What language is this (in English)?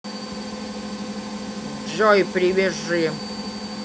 Russian